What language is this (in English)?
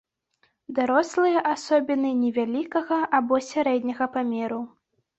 Belarusian